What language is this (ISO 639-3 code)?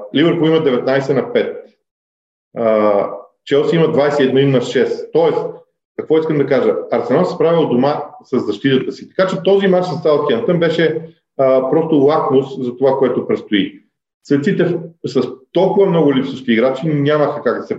bul